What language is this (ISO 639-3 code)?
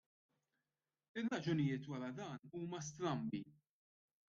mlt